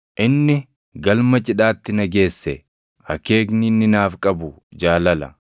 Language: Oromo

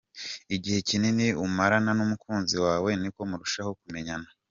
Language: Kinyarwanda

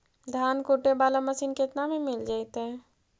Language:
Magahi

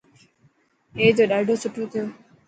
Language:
Dhatki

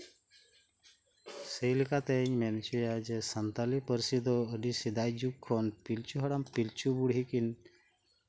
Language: Santali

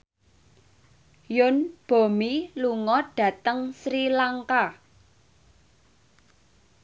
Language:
Javanese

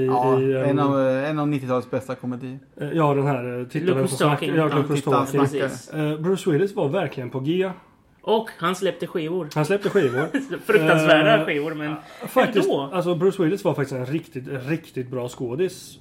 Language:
Swedish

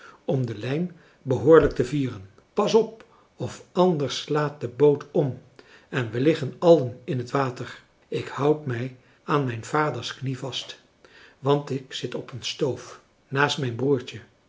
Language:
Dutch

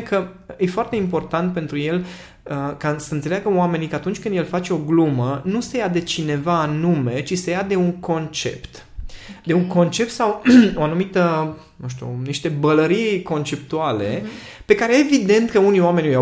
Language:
Romanian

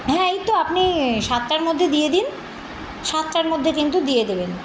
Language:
Bangla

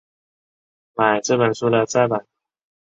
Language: Chinese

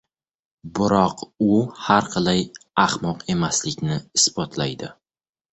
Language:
Uzbek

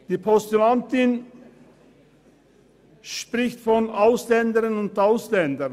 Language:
Swiss German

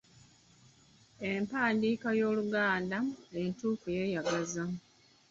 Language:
Ganda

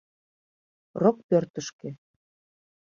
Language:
Mari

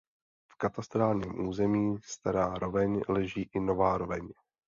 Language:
Czech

